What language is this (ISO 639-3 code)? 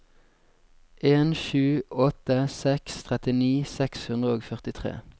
nor